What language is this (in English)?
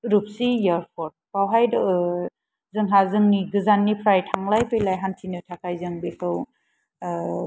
Bodo